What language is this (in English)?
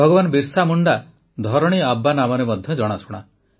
Odia